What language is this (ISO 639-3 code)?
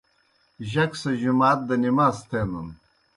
plk